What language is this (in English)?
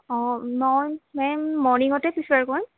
Assamese